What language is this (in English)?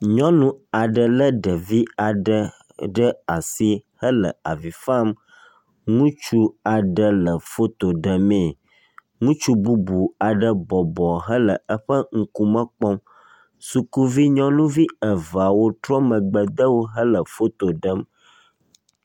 Ewe